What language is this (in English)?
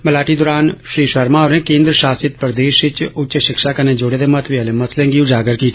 Dogri